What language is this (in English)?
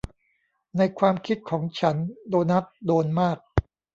Thai